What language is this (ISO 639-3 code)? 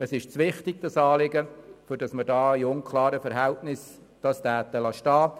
gsw